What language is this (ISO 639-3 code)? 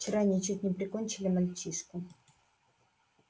rus